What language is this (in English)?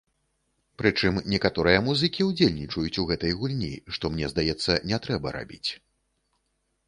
Belarusian